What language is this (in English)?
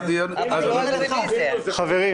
Hebrew